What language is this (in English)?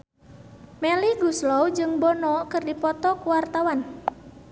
Sundanese